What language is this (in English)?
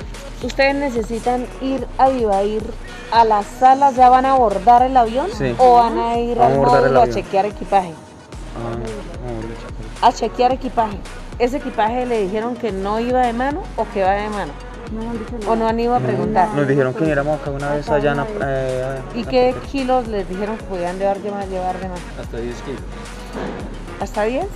Spanish